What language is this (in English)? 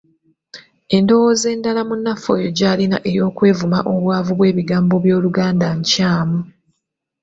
Ganda